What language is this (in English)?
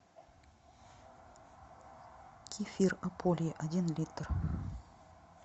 Russian